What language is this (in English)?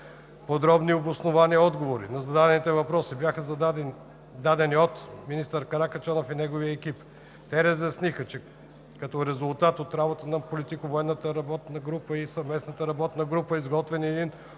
Bulgarian